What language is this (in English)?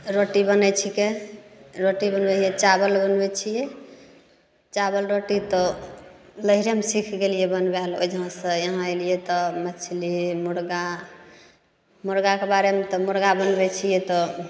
Maithili